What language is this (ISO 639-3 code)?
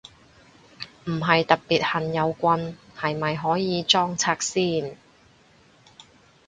yue